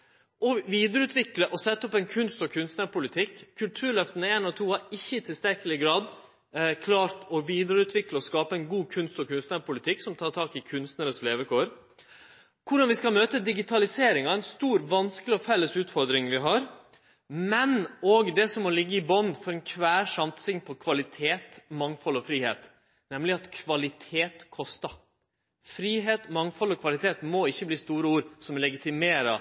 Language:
Norwegian Nynorsk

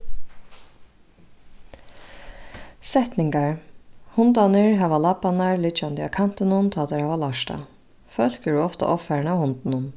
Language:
Faroese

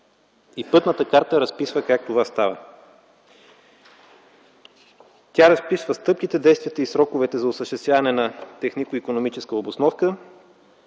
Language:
Bulgarian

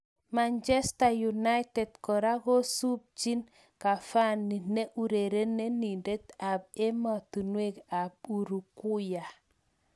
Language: Kalenjin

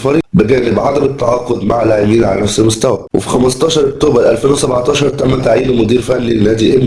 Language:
Arabic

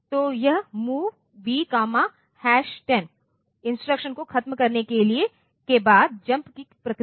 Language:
Hindi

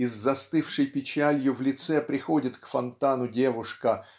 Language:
Russian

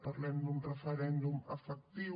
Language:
Catalan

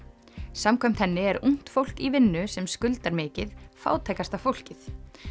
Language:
Icelandic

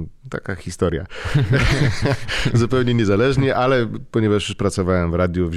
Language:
Polish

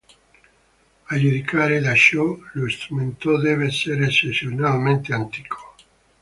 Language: Italian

